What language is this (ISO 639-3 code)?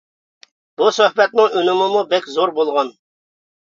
uig